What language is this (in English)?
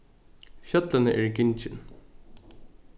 Faroese